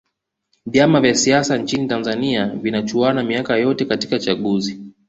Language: Swahili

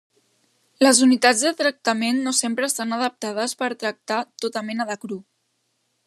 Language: Catalan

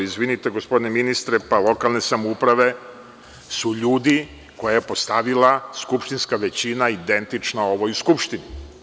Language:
Serbian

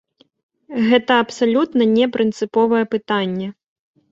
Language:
Belarusian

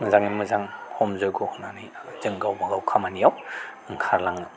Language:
Bodo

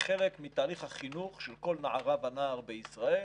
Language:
Hebrew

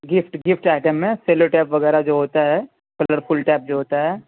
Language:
Urdu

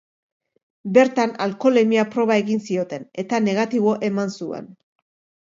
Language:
Basque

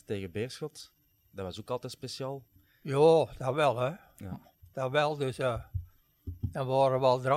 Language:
Dutch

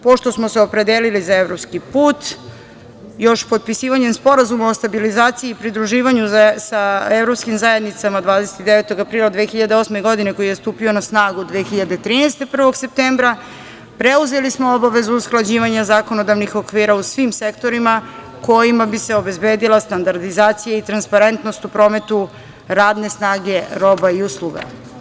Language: Serbian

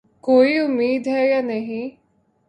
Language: Urdu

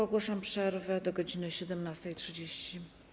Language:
Polish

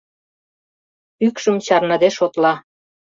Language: Mari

